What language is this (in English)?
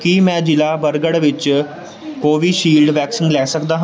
Punjabi